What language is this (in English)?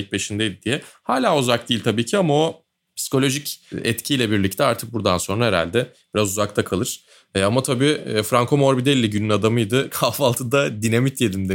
Turkish